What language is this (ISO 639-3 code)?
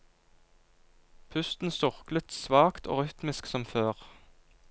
nor